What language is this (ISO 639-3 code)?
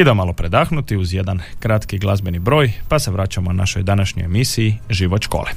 hrv